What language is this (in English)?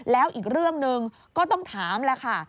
Thai